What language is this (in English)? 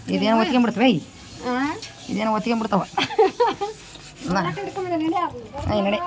Kannada